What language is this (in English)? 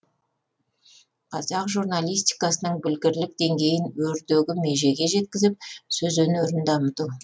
Kazakh